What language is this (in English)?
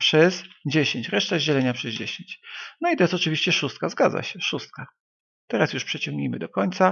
Polish